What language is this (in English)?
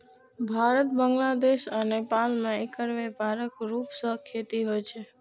Maithili